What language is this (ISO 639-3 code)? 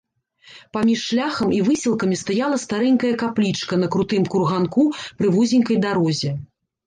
bel